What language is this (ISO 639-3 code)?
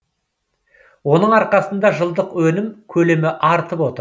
kaz